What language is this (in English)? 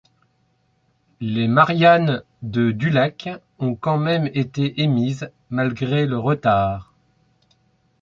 French